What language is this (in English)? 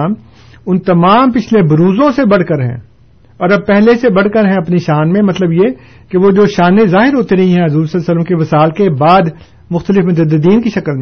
Urdu